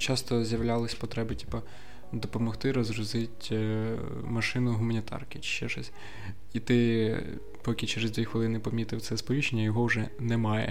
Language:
Ukrainian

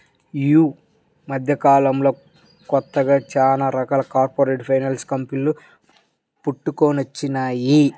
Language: Telugu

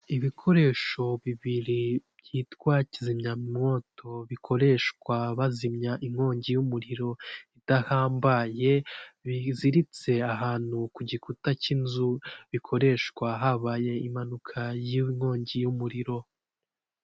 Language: Kinyarwanda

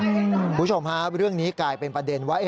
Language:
Thai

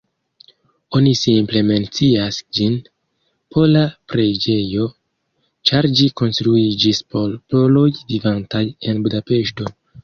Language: Esperanto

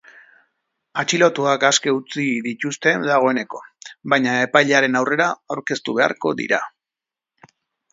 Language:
Basque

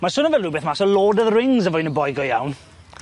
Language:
Welsh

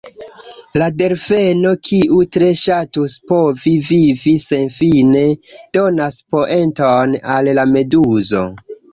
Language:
Esperanto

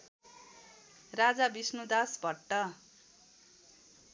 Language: Nepali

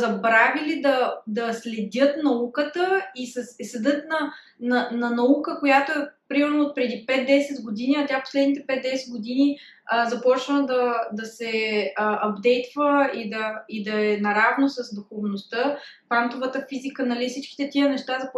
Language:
Bulgarian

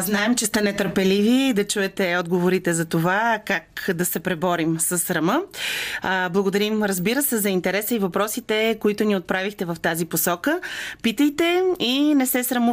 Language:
Bulgarian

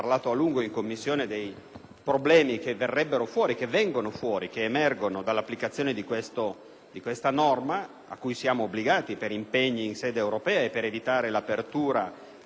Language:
Italian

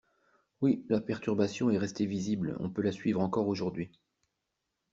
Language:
French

